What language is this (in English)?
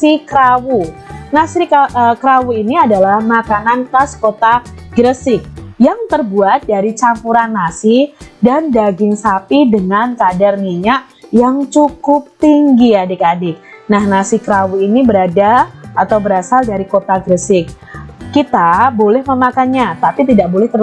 Indonesian